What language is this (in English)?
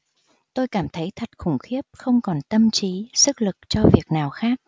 Vietnamese